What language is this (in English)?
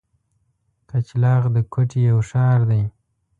Pashto